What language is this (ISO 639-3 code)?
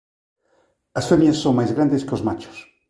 glg